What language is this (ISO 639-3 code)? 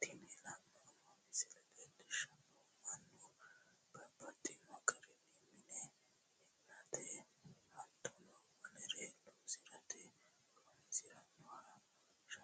sid